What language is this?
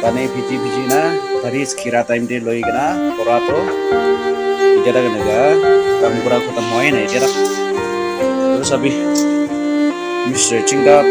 Indonesian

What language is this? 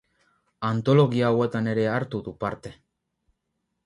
Basque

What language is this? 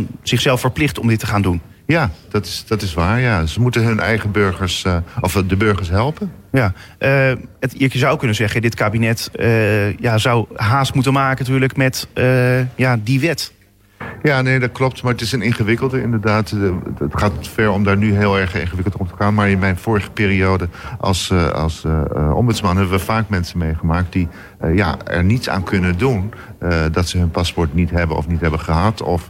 Dutch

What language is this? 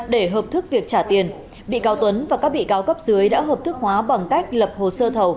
Vietnamese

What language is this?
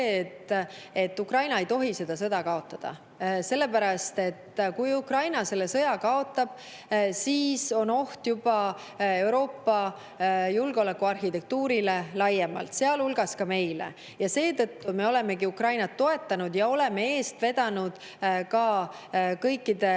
Estonian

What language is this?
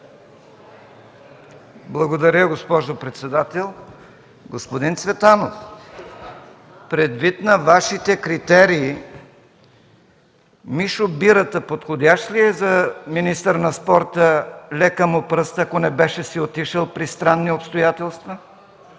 Bulgarian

